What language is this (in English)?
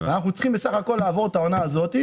Hebrew